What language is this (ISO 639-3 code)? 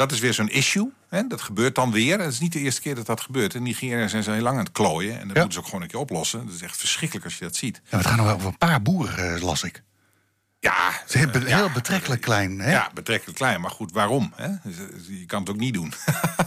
nld